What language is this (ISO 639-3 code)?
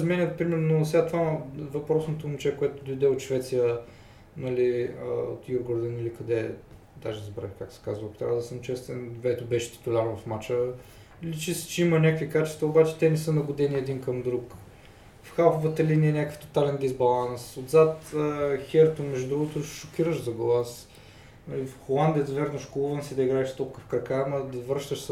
bul